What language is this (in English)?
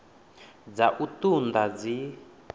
Venda